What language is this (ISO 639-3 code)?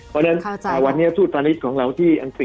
tha